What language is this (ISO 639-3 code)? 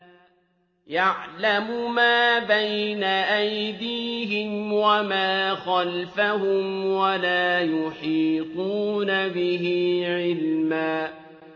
ara